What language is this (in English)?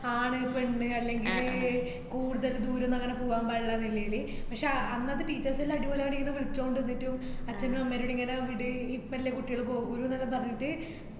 Malayalam